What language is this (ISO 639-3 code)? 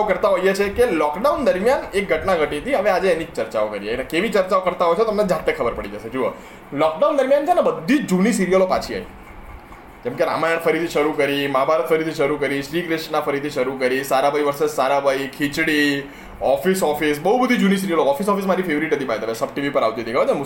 guj